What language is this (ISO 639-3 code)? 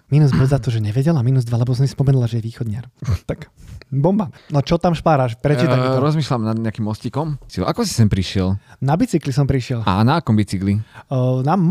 slk